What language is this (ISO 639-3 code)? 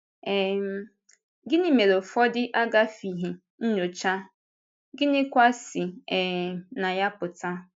ibo